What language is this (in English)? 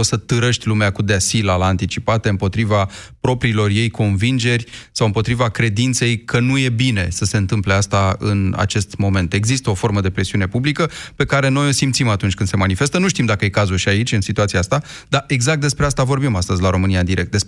Romanian